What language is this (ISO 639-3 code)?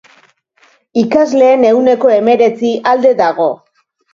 eus